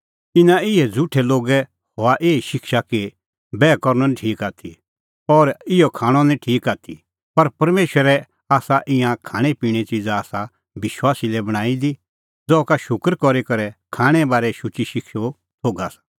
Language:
Kullu Pahari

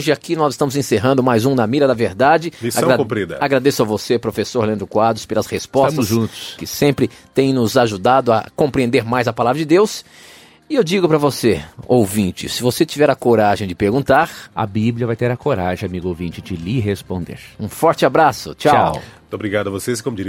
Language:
Portuguese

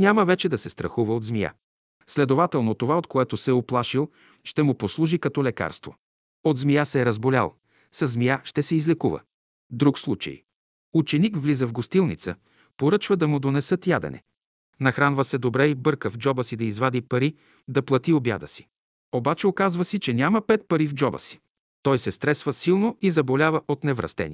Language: Bulgarian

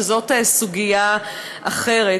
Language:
Hebrew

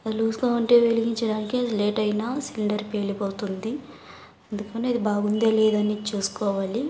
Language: Telugu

